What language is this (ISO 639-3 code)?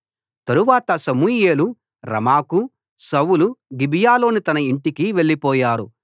tel